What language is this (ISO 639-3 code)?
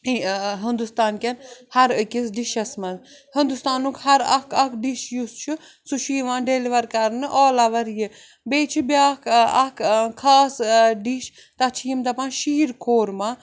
kas